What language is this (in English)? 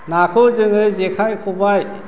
Bodo